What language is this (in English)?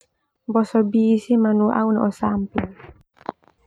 Termanu